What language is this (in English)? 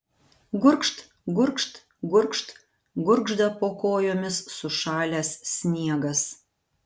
Lithuanian